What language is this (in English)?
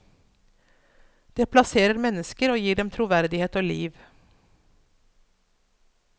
Norwegian